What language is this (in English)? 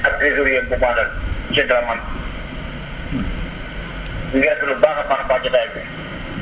Wolof